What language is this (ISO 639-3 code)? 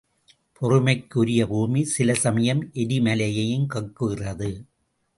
tam